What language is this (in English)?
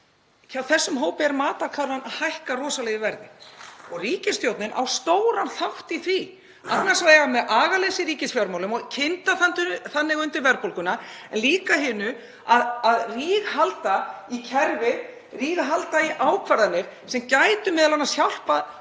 Icelandic